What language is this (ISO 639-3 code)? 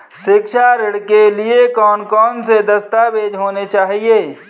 hin